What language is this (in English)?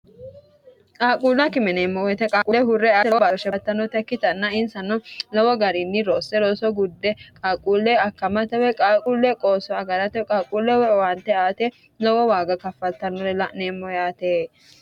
Sidamo